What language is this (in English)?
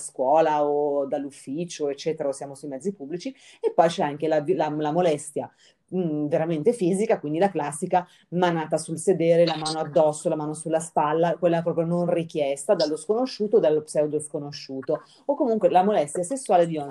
Italian